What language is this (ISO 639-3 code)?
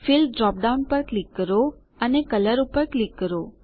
guj